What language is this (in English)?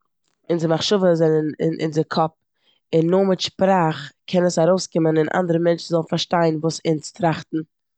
Yiddish